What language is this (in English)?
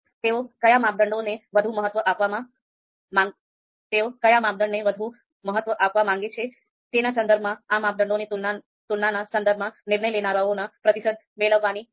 Gujarati